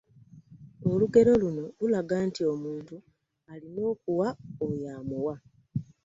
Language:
Ganda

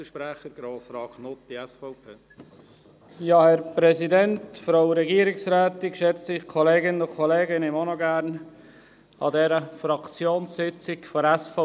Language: Swiss German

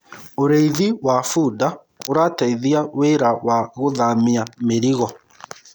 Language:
Kikuyu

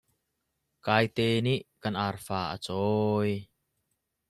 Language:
Hakha Chin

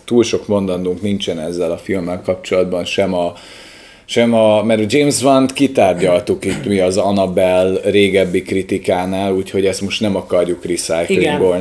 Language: Hungarian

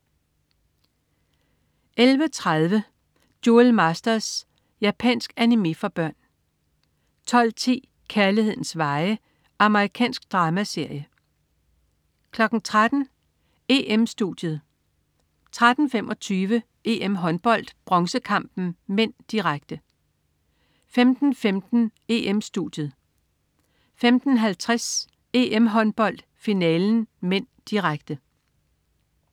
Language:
Danish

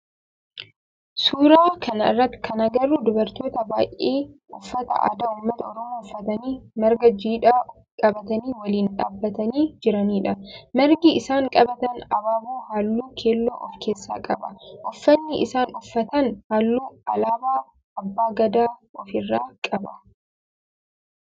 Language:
Oromo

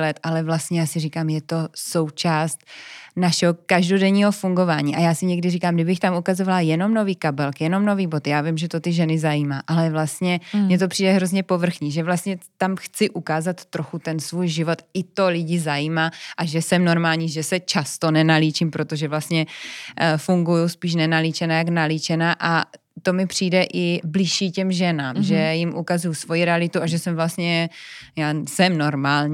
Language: Czech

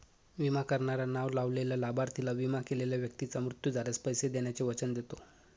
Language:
Marathi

